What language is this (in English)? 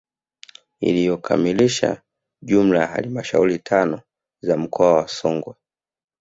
Swahili